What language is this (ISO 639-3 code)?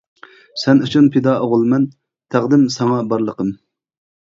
uig